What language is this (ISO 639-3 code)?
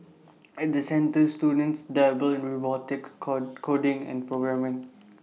eng